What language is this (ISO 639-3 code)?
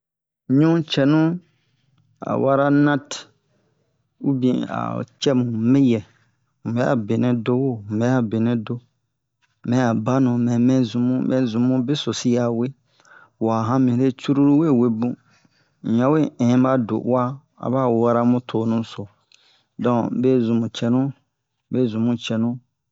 bmq